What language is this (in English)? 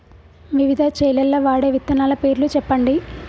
Telugu